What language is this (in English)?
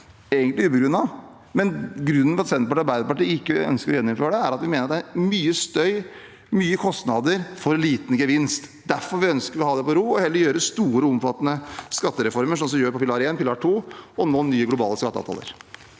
Norwegian